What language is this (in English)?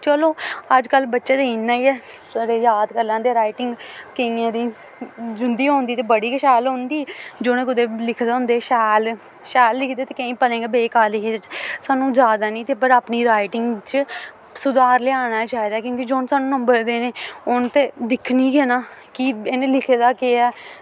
Dogri